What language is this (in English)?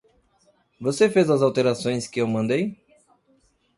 Portuguese